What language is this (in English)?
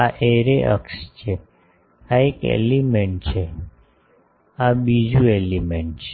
Gujarati